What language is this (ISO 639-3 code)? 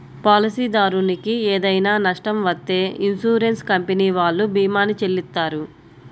tel